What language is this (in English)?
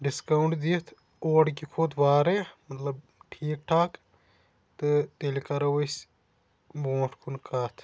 Kashmiri